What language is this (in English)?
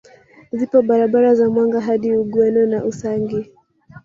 Swahili